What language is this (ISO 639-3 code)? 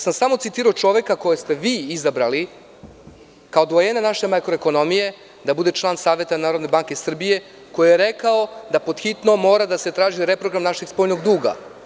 srp